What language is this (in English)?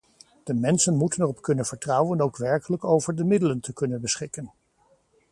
Dutch